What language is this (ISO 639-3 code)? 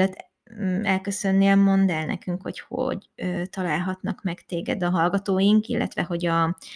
hun